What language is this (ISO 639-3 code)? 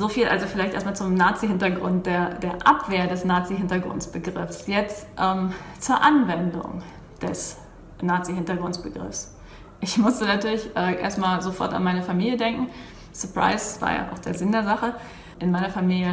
deu